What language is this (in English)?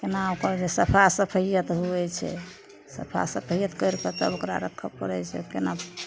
Maithili